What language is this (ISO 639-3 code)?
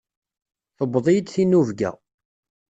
kab